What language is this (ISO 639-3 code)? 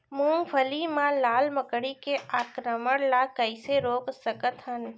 hne